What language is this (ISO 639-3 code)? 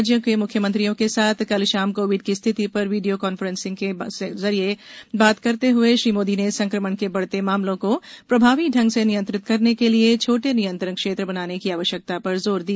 hin